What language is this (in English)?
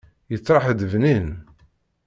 Kabyle